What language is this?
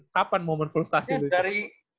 Indonesian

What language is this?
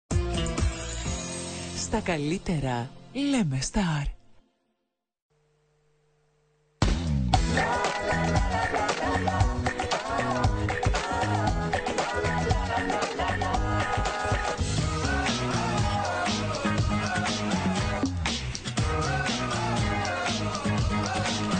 Greek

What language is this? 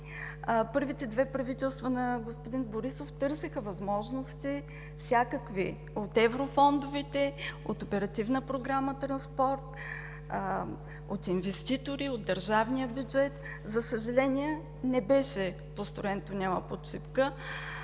Bulgarian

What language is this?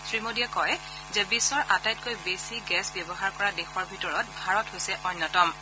Assamese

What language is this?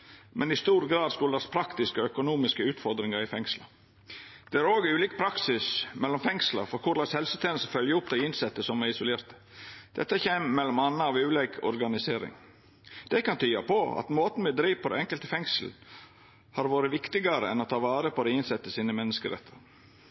Norwegian Nynorsk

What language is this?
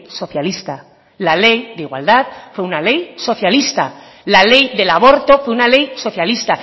Spanish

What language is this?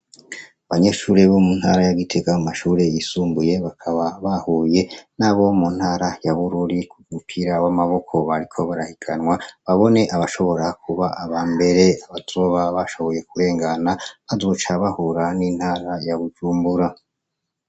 Rundi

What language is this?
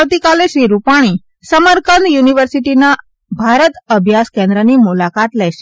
Gujarati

